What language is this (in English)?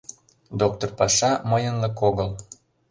Mari